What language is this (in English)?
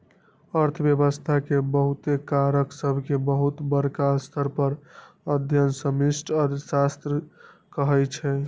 Magahi